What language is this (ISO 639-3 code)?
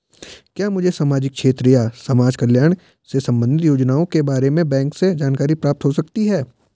hin